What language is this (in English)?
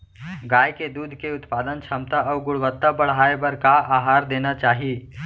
Chhattisgarhi